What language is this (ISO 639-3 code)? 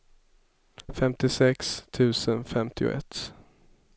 swe